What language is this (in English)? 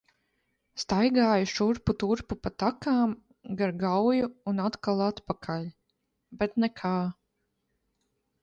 Latvian